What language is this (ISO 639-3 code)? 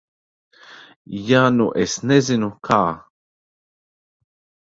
lav